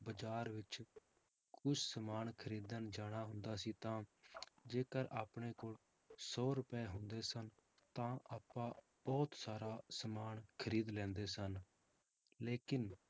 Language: Punjabi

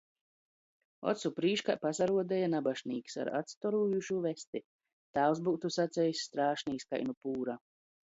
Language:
Latgalian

